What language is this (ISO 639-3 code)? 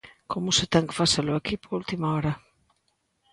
glg